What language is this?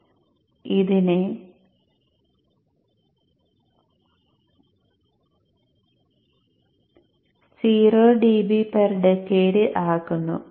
Malayalam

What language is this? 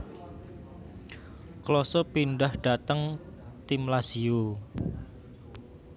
Javanese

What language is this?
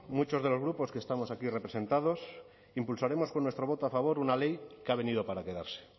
Spanish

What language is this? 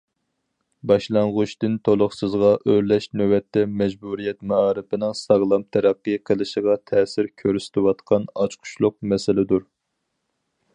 Uyghur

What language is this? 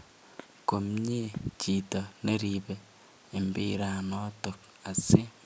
Kalenjin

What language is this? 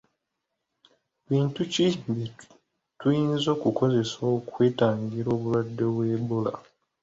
Ganda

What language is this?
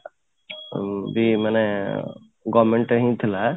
Odia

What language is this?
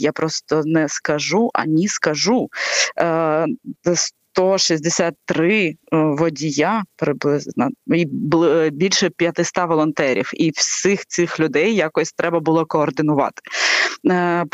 Ukrainian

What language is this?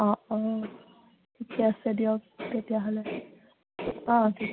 Assamese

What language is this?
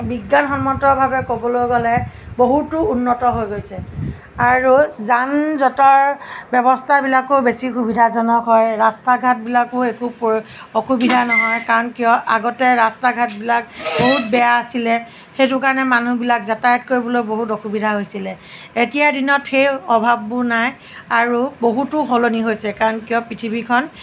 Assamese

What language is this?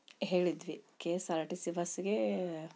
Kannada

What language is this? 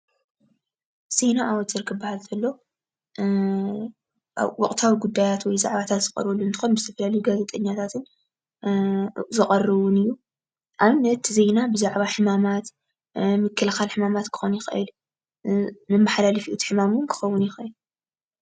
Tigrinya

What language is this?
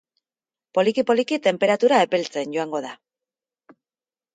Basque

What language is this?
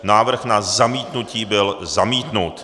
Czech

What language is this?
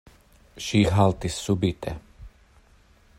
Esperanto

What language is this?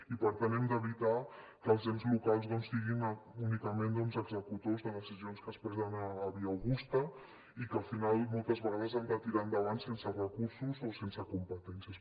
Catalan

